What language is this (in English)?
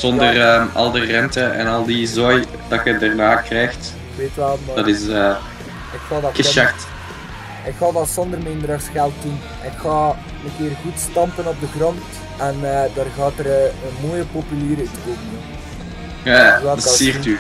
Dutch